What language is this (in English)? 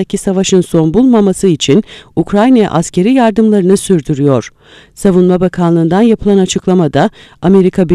Turkish